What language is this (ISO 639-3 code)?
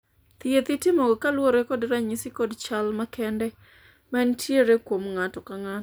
luo